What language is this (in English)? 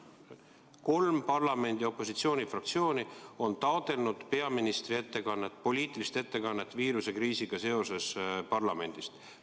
Estonian